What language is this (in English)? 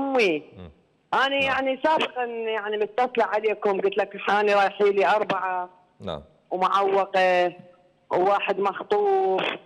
Arabic